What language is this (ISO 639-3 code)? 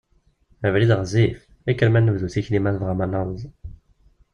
kab